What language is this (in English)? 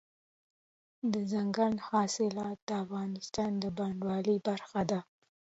Pashto